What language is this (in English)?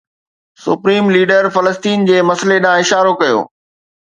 Sindhi